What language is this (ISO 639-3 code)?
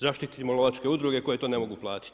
hrv